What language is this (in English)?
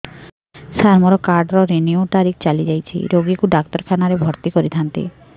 Odia